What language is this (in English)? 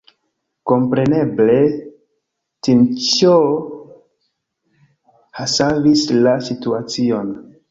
Esperanto